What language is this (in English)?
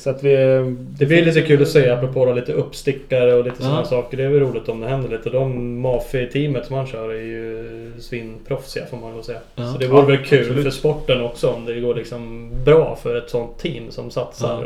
Swedish